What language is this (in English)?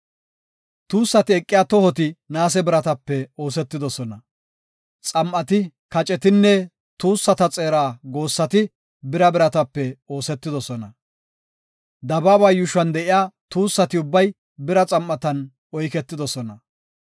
Gofa